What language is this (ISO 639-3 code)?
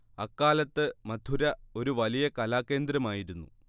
mal